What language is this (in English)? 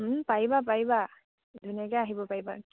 Assamese